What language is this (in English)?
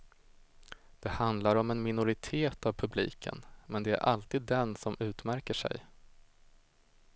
Swedish